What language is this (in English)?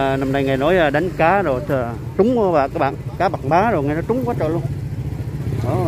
Vietnamese